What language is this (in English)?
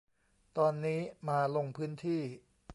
Thai